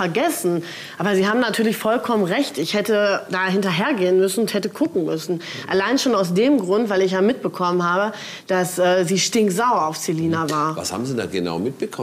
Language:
German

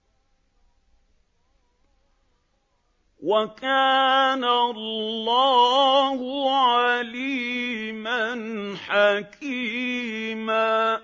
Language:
Arabic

